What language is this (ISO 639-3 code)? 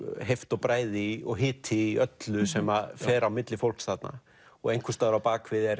isl